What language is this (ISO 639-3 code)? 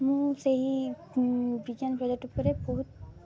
ori